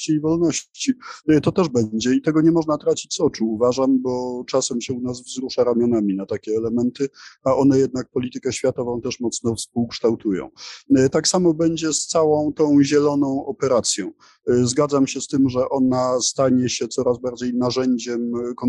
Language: Polish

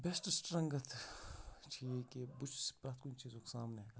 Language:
Kashmiri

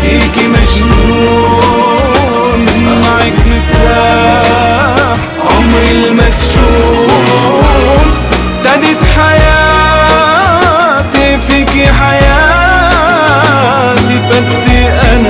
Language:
Arabic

